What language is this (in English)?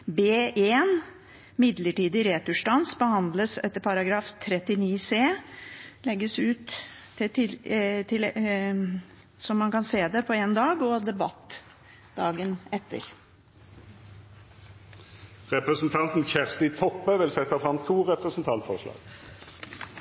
Norwegian